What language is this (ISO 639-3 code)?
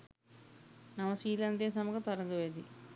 sin